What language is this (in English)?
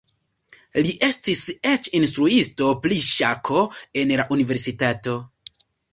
Esperanto